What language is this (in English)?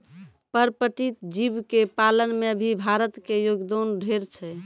Maithili